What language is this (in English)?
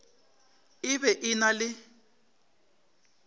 Northern Sotho